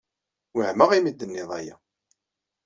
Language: Kabyle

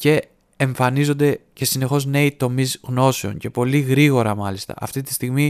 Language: Greek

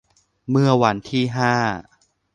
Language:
Thai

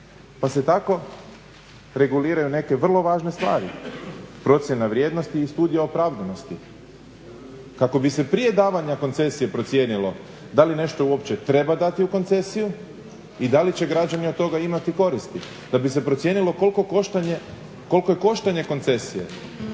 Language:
Croatian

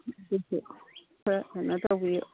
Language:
Manipuri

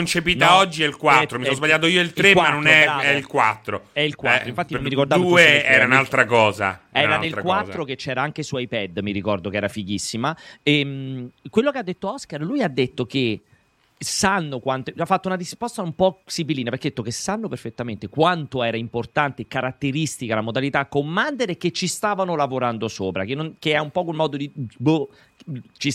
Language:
Italian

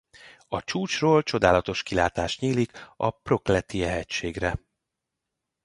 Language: Hungarian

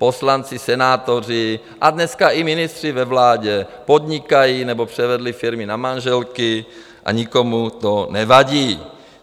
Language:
Czech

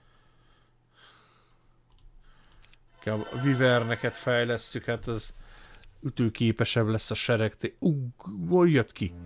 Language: Hungarian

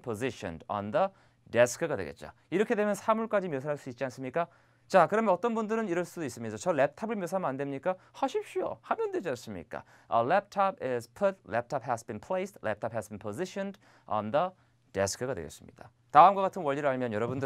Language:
Korean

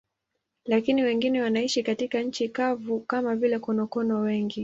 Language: Swahili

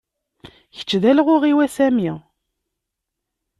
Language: Kabyle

